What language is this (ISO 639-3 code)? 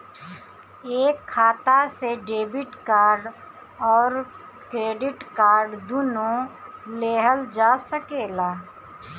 bho